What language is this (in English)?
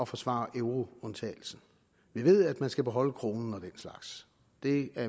Danish